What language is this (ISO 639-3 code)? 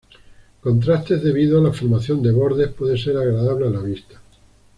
spa